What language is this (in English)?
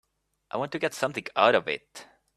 English